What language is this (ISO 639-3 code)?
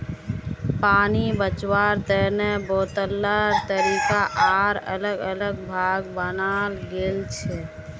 mag